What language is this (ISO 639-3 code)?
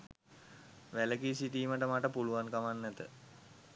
sin